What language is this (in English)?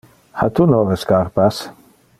Interlingua